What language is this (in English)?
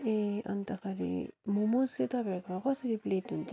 Nepali